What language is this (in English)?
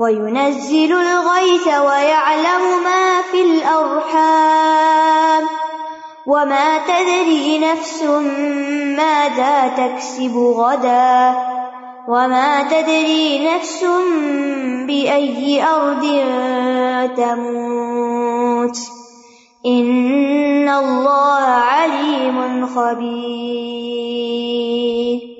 Urdu